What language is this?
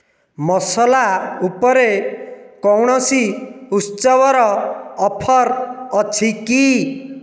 Odia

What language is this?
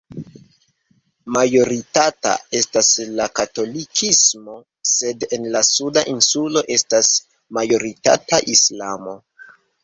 Esperanto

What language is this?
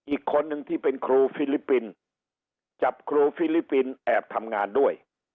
Thai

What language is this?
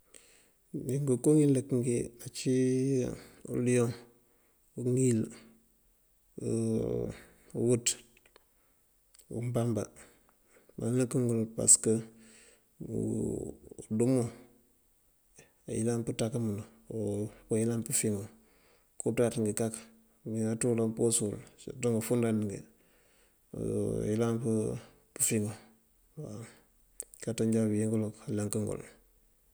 Mandjak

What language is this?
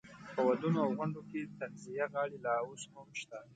Pashto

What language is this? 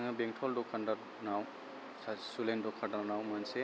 Bodo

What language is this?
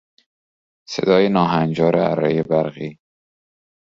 Persian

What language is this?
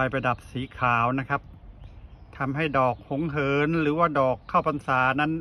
Thai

